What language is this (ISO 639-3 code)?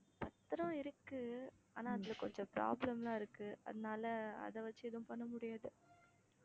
tam